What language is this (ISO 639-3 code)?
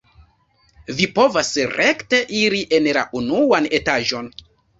epo